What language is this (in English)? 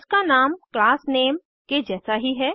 Hindi